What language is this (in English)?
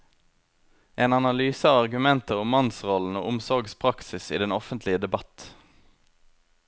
Norwegian